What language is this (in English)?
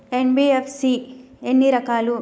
Telugu